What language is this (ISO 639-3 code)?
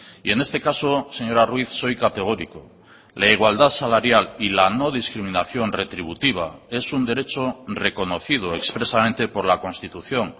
spa